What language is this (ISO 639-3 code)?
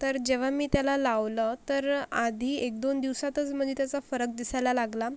mar